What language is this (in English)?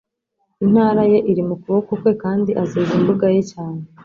Kinyarwanda